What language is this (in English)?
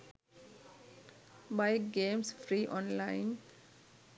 Sinhala